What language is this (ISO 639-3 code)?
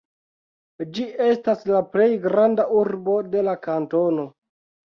epo